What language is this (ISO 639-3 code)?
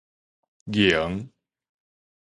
nan